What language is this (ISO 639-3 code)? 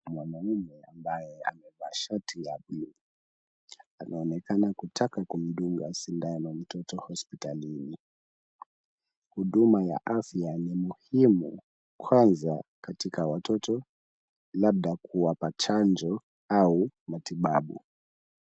swa